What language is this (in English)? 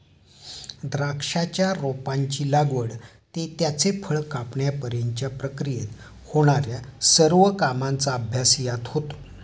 Marathi